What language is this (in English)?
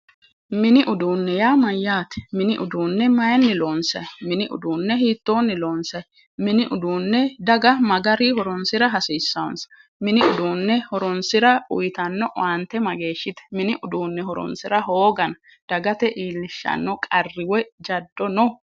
Sidamo